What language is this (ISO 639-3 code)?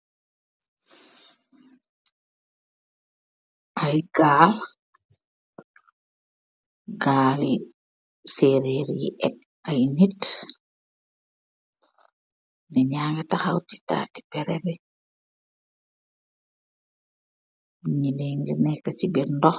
wol